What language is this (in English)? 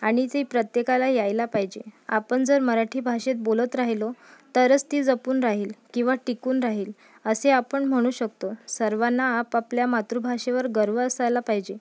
Marathi